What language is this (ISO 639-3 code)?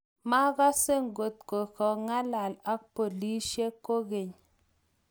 kln